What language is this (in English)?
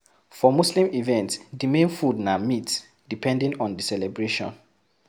Nigerian Pidgin